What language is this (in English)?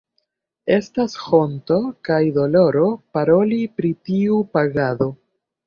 Esperanto